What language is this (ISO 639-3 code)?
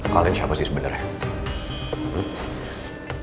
ind